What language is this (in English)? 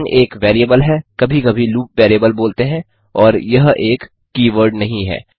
Hindi